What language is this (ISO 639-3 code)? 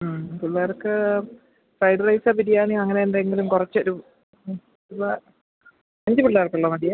mal